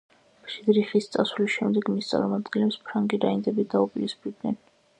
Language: Georgian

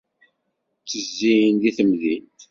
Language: Kabyle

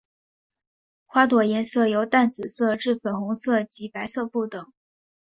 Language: Chinese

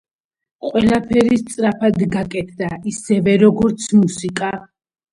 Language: Georgian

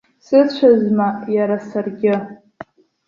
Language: Abkhazian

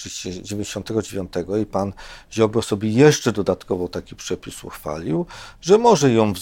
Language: Polish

